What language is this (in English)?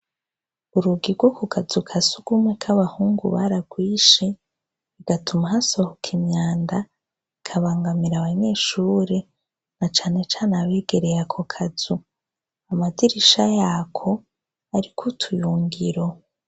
Rundi